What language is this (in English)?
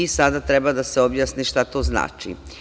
Serbian